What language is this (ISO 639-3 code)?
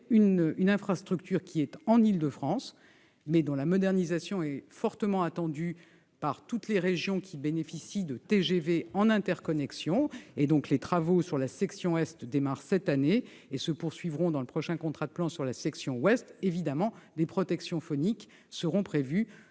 fra